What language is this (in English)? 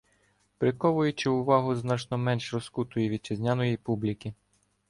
Ukrainian